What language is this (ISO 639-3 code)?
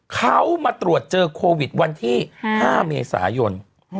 tha